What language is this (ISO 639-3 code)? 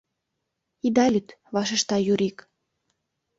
chm